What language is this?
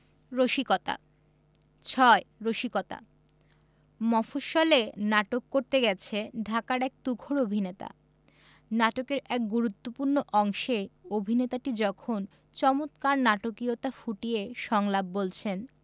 Bangla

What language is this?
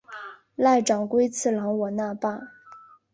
Chinese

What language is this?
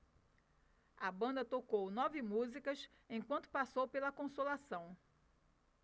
Portuguese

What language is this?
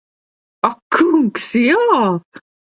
Latvian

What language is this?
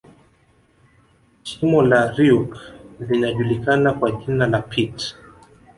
Swahili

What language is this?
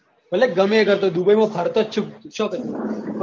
Gujarati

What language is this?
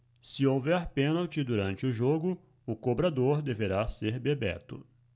Portuguese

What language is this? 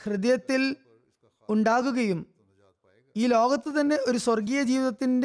Malayalam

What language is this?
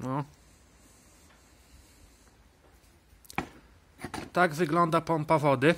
Polish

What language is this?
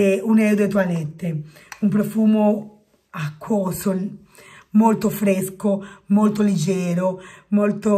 Italian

